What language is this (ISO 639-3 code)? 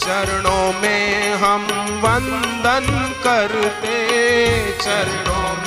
hin